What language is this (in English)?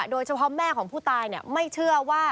Thai